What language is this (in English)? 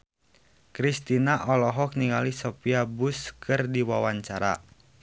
Sundanese